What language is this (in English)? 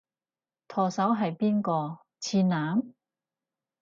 Cantonese